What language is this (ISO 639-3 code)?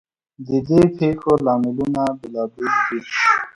pus